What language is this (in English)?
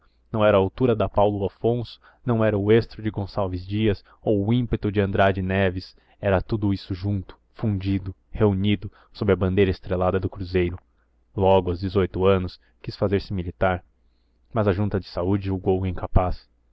Portuguese